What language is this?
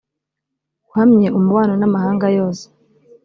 Kinyarwanda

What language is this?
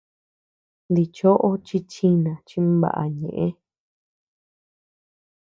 Tepeuxila Cuicatec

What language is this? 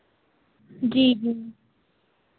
Hindi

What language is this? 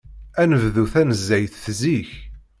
Kabyle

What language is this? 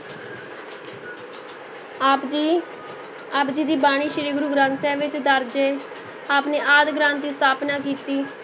Punjabi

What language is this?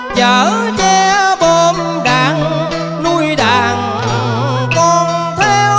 Vietnamese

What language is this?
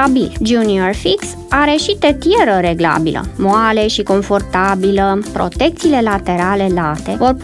Romanian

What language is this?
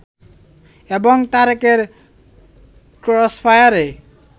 Bangla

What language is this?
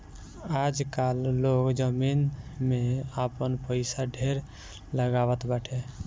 Bhojpuri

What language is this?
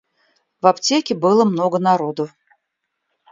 Russian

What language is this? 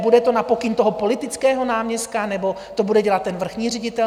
Czech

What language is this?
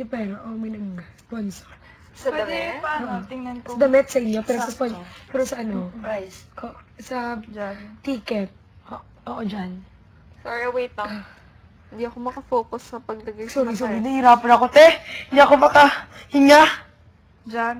Filipino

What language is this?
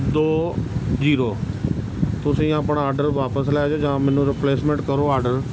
Punjabi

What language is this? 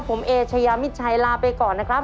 Thai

